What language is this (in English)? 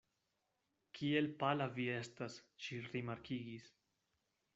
Esperanto